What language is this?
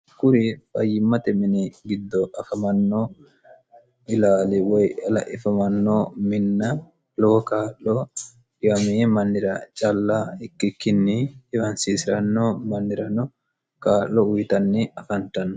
Sidamo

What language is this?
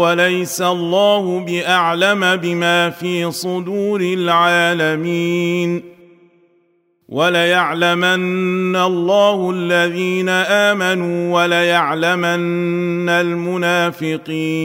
Arabic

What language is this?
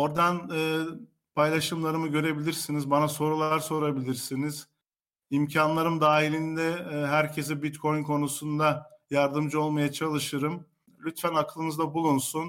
Turkish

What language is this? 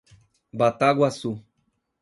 Portuguese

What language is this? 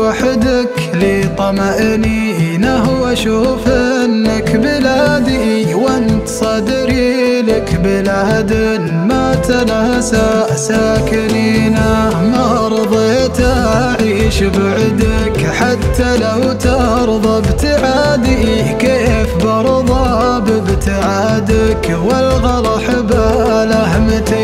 Arabic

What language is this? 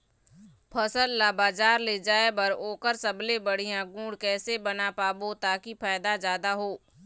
Chhattisgarhi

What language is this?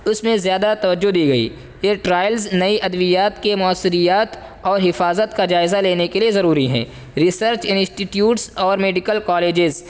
Urdu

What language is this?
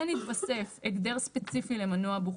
Hebrew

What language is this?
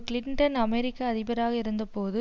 Tamil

